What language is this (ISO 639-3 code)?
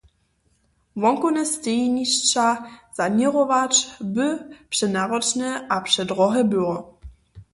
hsb